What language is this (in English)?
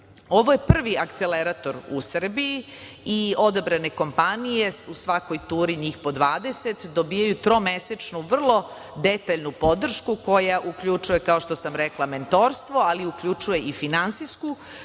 Serbian